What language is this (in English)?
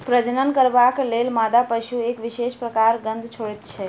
Maithili